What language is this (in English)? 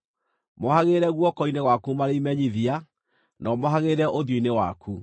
Kikuyu